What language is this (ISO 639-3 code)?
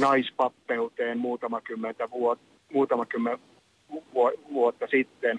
fin